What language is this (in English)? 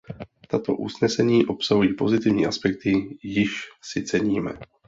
Czech